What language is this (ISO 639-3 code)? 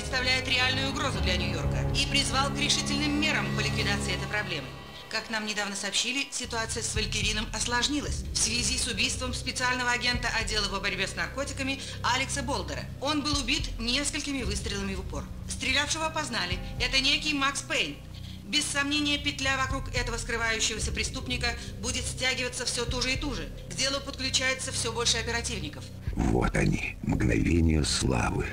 rus